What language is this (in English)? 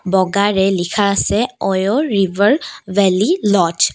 Assamese